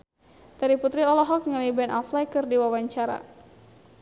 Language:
Sundanese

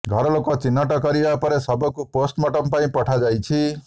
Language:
Odia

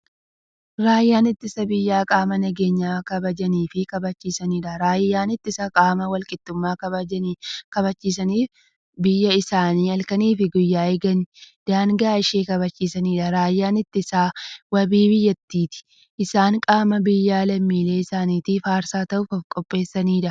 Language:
Oromo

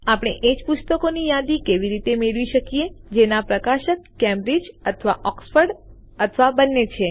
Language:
Gujarati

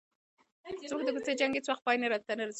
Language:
Pashto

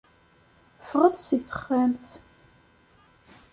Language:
Kabyle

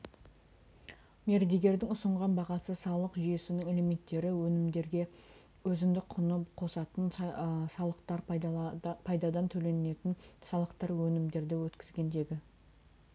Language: Kazakh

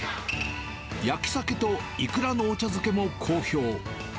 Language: Japanese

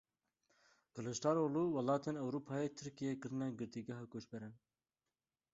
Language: Kurdish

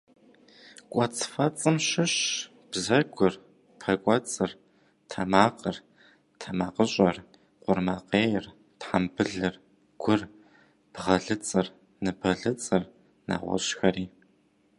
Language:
Kabardian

